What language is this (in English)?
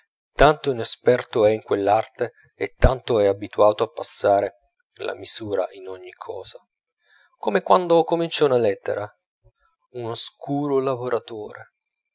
Italian